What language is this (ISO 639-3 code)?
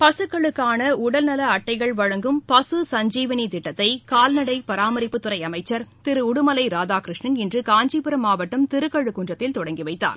tam